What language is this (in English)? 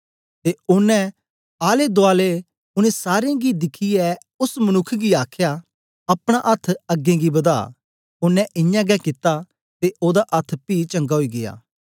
Dogri